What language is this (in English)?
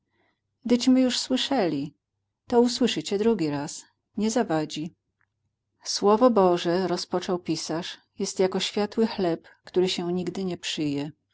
Polish